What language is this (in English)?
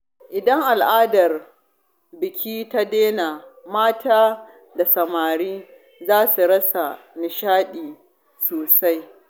Hausa